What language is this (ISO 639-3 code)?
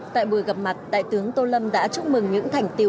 vie